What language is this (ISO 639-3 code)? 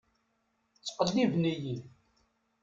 kab